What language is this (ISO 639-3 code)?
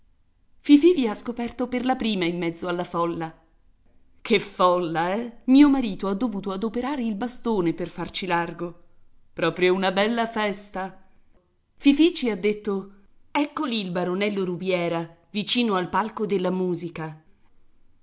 ita